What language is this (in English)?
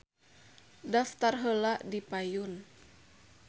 Sundanese